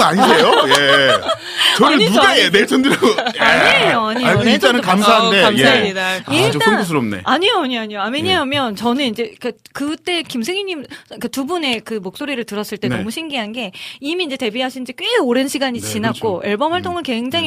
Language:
Korean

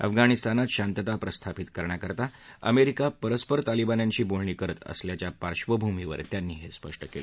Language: Marathi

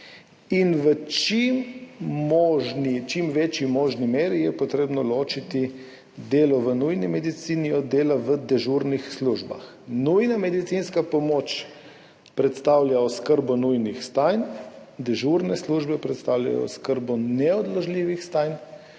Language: Slovenian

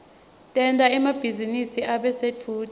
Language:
Swati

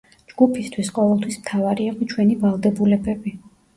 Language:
Georgian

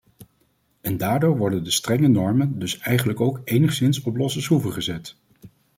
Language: Dutch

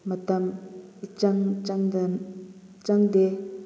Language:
Manipuri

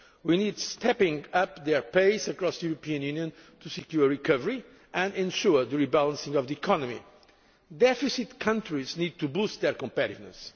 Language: English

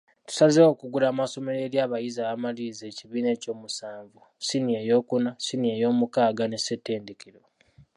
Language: Ganda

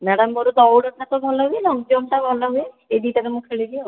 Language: Odia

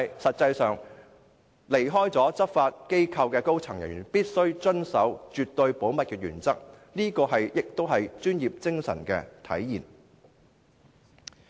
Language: Cantonese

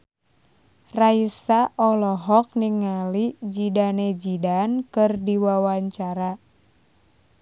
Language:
Sundanese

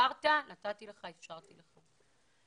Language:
Hebrew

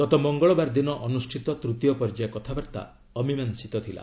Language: Odia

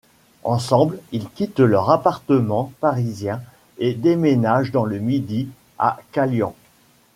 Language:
French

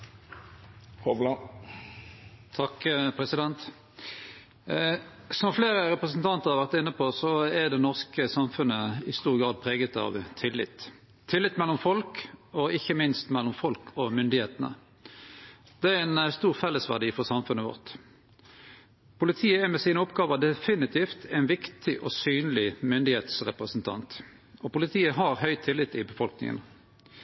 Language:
Norwegian Nynorsk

